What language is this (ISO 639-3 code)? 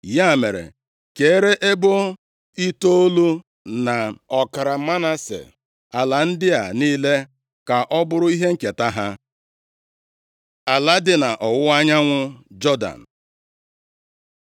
ibo